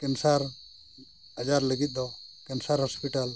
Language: Santali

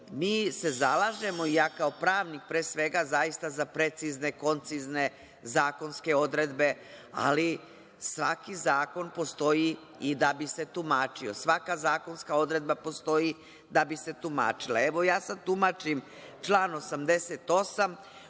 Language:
Serbian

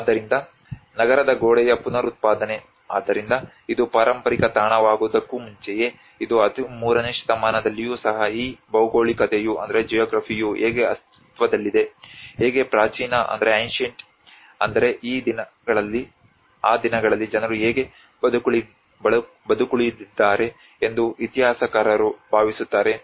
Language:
Kannada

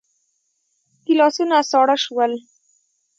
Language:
Pashto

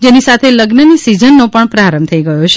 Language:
Gujarati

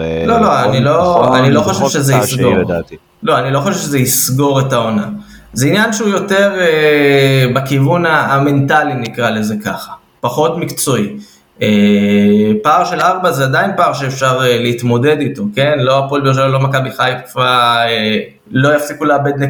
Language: Hebrew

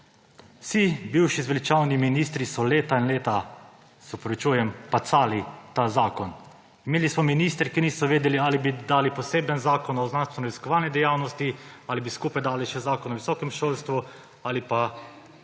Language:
Slovenian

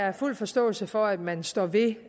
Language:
Danish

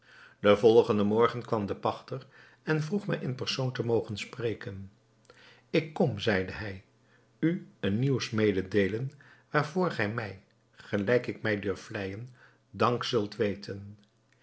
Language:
Dutch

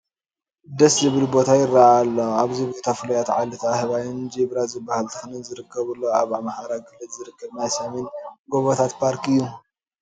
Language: Tigrinya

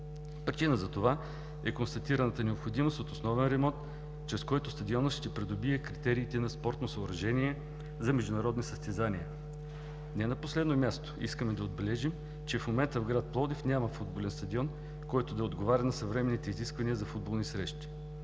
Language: Bulgarian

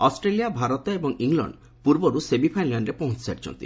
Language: Odia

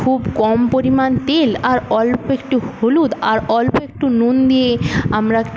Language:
Bangla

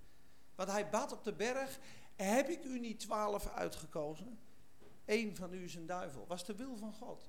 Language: Dutch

